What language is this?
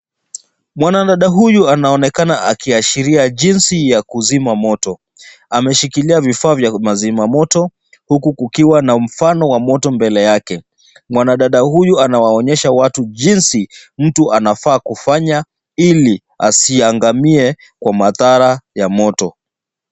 Swahili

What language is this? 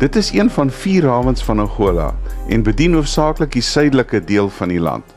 Dutch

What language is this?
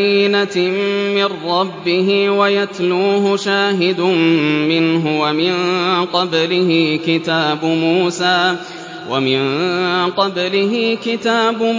Arabic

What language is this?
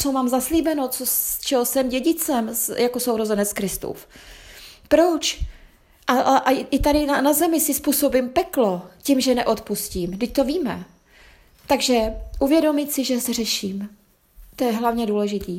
Czech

